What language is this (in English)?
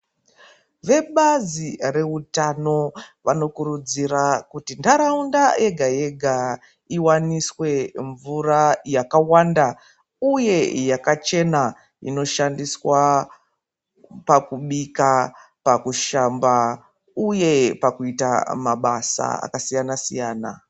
Ndau